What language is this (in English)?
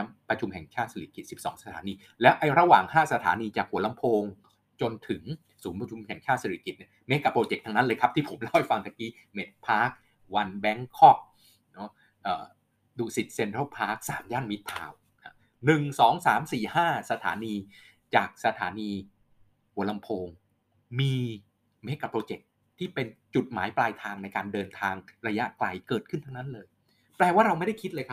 Thai